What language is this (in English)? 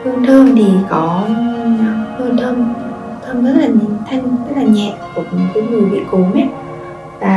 Vietnamese